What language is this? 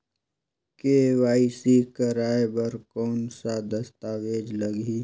Chhattisgarhi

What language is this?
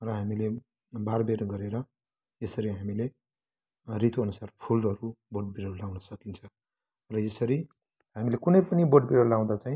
Nepali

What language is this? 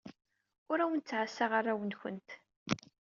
Kabyle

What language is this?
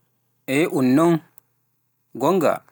Pular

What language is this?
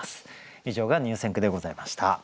Japanese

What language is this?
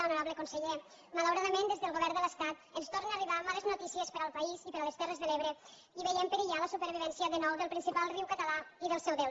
Catalan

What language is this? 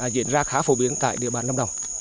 Vietnamese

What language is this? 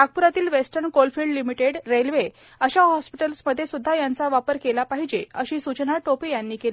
Marathi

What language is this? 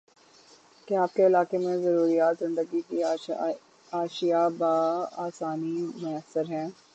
Urdu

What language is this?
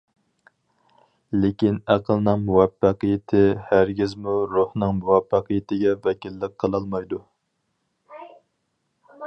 Uyghur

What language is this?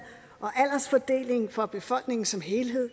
Danish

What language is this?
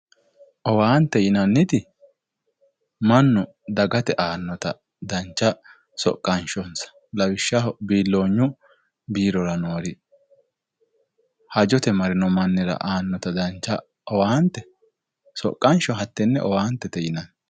Sidamo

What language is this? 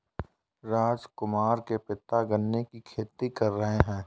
Hindi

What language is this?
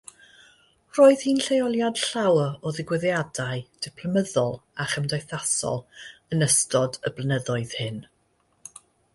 Welsh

